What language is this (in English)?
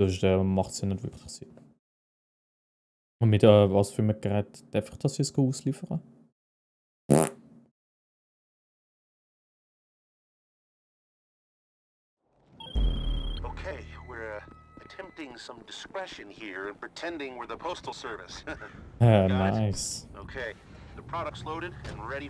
German